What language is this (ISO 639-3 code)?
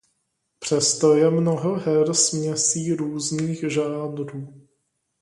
ces